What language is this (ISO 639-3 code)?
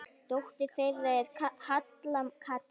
isl